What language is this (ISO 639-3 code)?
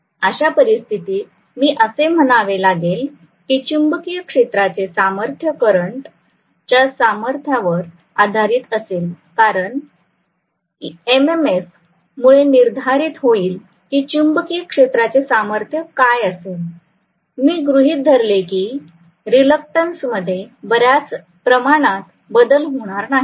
mar